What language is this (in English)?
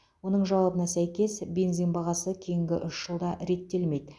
Kazakh